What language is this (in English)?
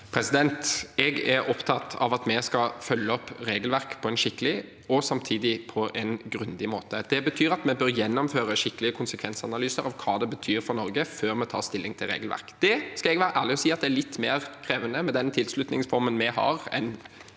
Norwegian